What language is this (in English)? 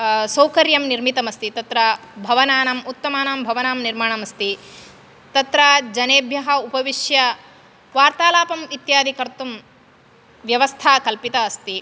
Sanskrit